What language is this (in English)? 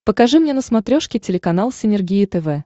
Russian